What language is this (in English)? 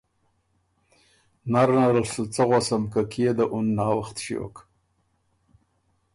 Ormuri